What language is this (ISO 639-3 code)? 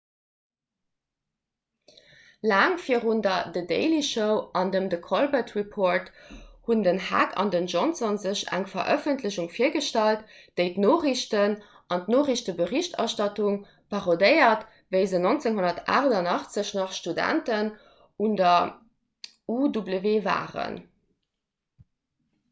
ltz